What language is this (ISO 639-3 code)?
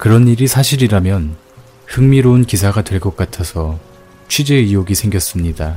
kor